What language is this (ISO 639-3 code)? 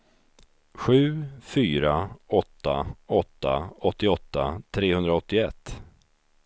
swe